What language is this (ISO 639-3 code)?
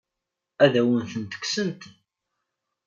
kab